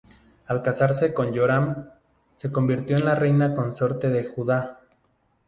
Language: Spanish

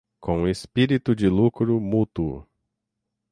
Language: Portuguese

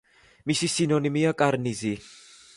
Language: Georgian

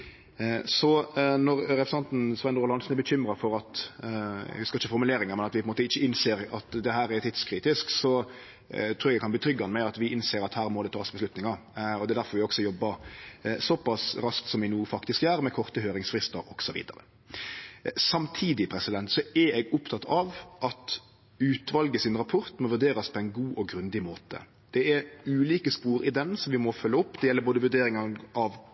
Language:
Norwegian Nynorsk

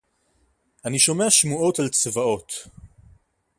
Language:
Hebrew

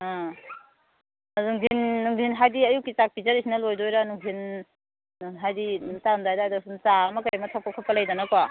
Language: Manipuri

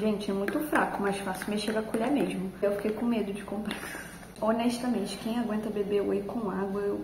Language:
Portuguese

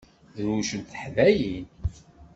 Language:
Kabyle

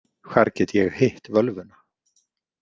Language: Icelandic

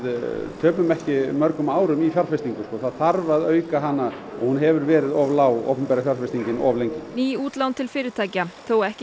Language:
Icelandic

